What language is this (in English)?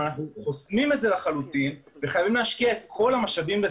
Hebrew